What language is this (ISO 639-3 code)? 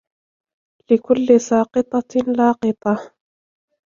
ara